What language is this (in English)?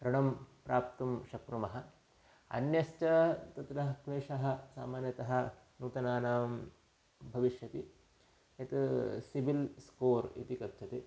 Sanskrit